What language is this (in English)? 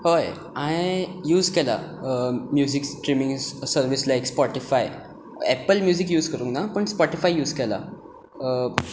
Konkani